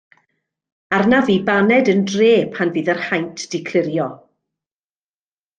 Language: Welsh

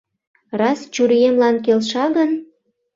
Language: Mari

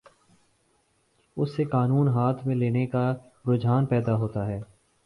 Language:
Urdu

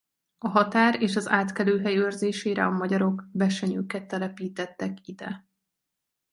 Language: Hungarian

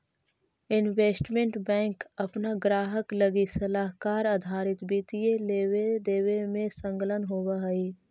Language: Magahi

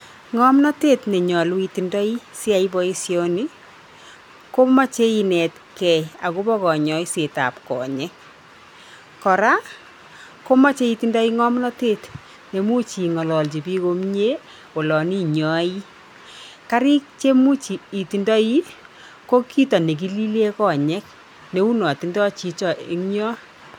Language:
Kalenjin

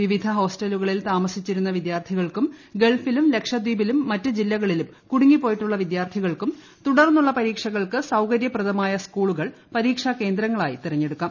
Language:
Malayalam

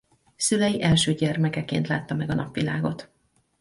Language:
Hungarian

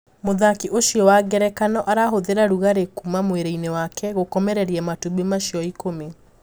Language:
Kikuyu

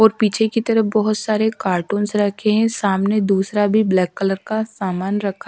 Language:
Hindi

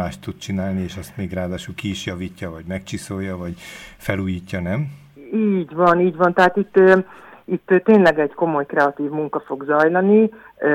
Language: Hungarian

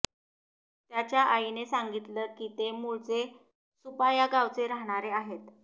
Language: Marathi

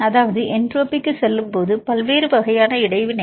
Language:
Tamil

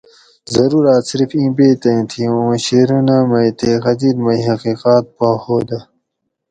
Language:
Gawri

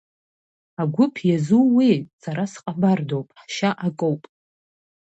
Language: Abkhazian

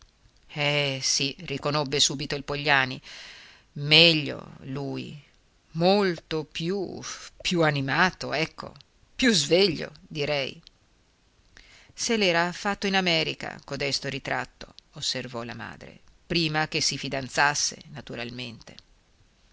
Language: Italian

